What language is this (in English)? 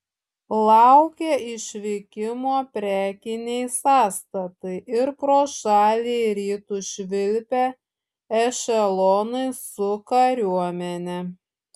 Lithuanian